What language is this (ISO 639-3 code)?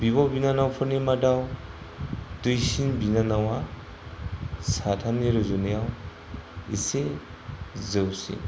brx